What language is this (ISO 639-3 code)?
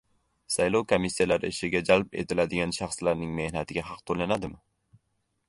uzb